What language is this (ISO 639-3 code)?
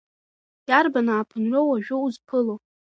abk